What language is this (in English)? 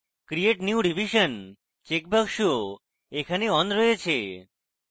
Bangla